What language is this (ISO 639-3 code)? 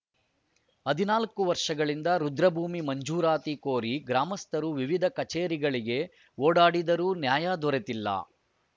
kan